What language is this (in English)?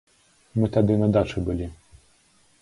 Belarusian